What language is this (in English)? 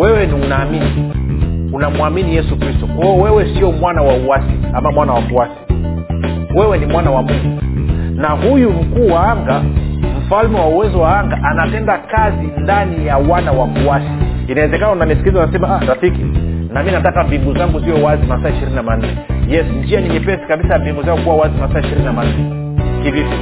Swahili